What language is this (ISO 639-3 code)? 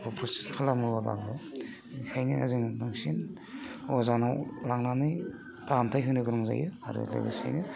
brx